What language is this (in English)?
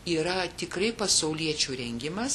Lithuanian